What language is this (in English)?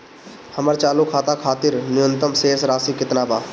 Bhojpuri